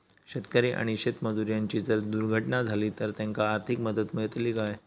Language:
Marathi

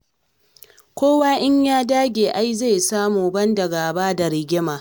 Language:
Hausa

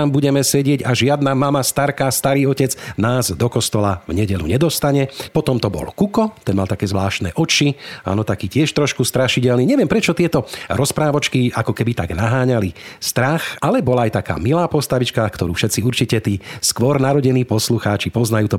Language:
Slovak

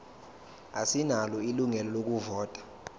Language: Zulu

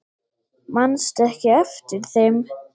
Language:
Icelandic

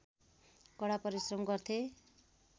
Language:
Nepali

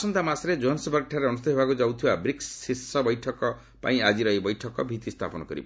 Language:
Odia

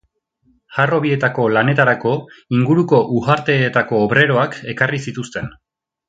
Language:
Basque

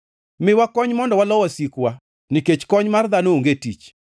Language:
Luo (Kenya and Tanzania)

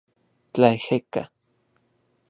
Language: Central Puebla Nahuatl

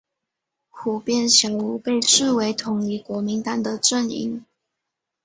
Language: Chinese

